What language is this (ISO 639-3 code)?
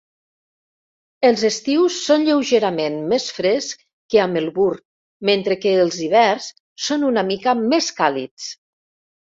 cat